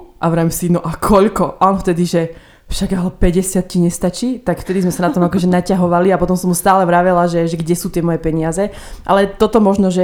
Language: Slovak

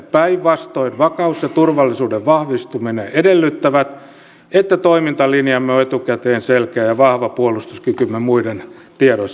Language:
Finnish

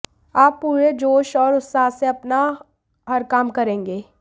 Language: Hindi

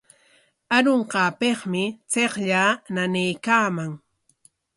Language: Corongo Ancash Quechua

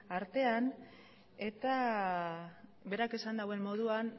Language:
Basque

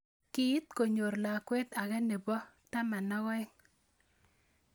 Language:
Kalenjin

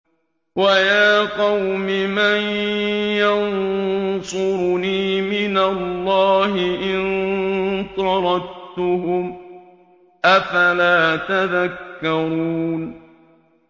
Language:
Arabic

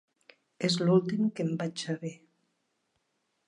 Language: Catalan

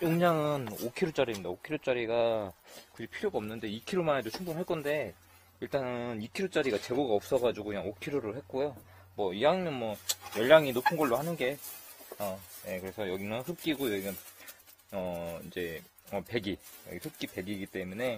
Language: Korean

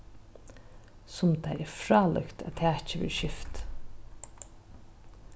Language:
Faroese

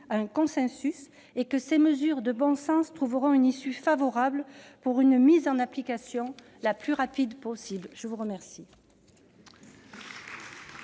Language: French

